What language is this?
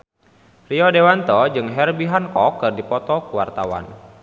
Sundanese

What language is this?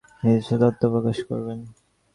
Bangla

